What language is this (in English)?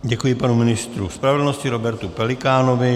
Czech